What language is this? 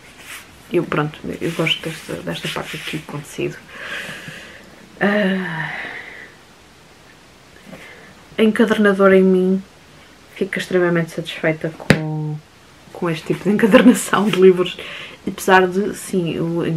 Portuguese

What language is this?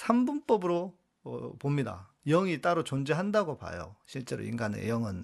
Korean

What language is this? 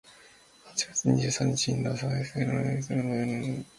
Japanese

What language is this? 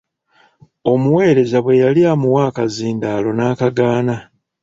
Ganda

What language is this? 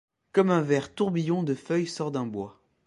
French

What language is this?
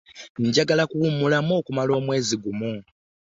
Ganda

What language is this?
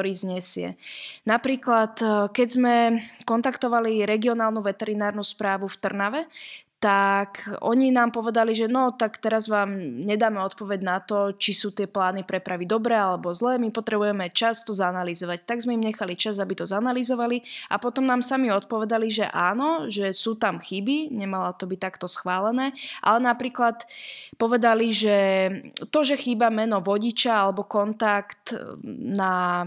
Slovak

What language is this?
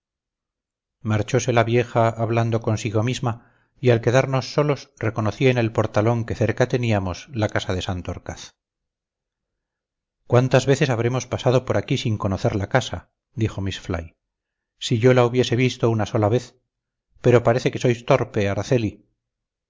Spanish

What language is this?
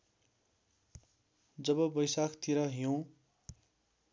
Nepali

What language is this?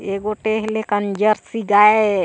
Chhattisgarhi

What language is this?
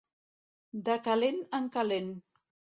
Catalan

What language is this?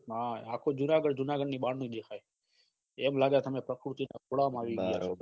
Gujarati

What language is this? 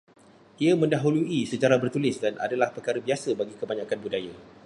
Malay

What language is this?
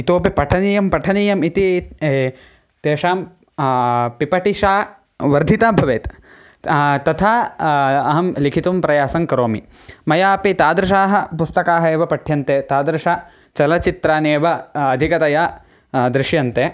Sanskrit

